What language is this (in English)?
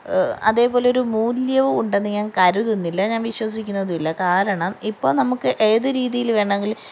Malayalam